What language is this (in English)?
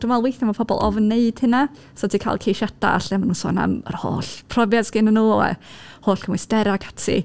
Welsh